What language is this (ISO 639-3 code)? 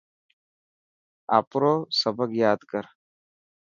mki